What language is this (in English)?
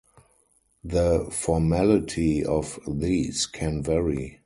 English